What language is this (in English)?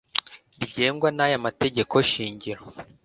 Kinyarwanda